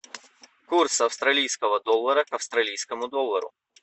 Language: Russian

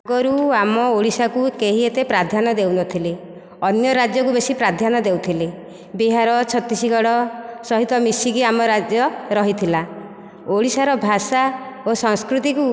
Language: Odia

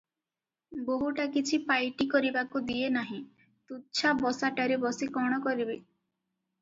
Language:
Odia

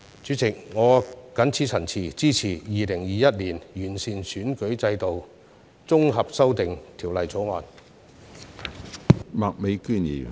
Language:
Cantonese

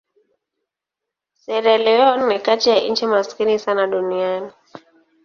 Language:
Swahili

